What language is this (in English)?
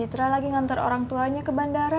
Indonesian